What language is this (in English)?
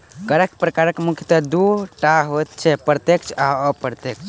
Maithili